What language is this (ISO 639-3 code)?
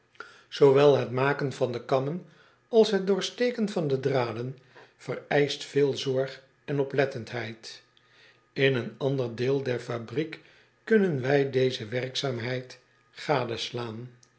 nld